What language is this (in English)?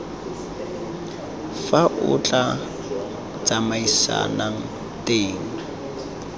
Tswana